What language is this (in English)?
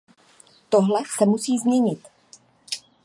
Czech